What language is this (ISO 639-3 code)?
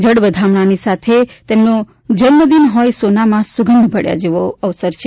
guj